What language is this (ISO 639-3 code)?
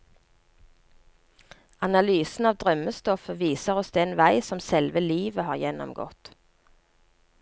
nor